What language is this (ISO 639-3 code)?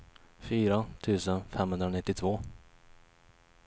swe